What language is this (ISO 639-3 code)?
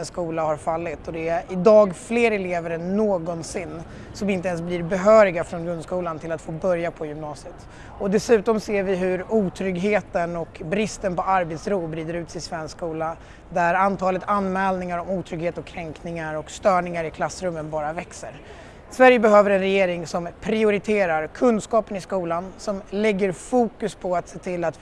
swe